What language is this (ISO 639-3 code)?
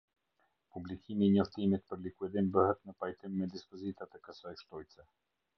sqi